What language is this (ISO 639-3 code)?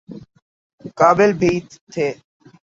urd